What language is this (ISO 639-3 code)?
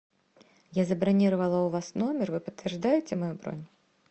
rus